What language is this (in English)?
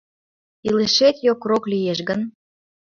Mari